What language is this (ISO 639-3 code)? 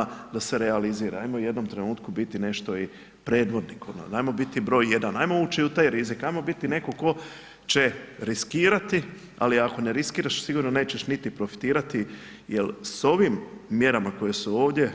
hrv